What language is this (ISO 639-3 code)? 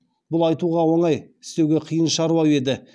kaz